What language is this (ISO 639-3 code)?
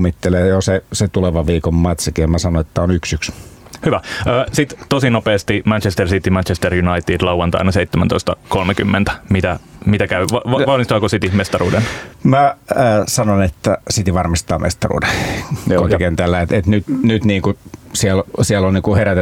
fin